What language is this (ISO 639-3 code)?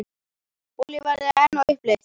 isl